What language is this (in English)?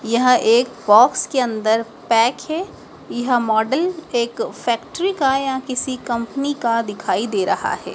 Hindi